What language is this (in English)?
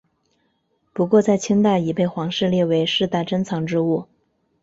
Chinese